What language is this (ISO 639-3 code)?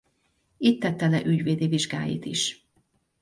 hun